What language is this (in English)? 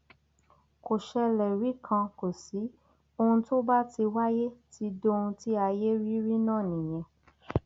Yoruba